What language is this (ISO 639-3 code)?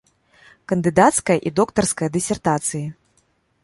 bel